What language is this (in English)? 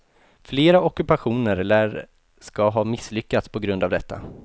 Swedish